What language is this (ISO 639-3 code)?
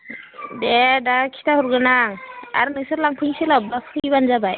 brx